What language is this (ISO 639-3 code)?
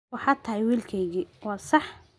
som